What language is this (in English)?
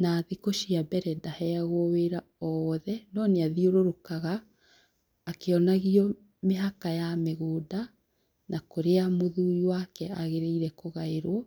Kikuyu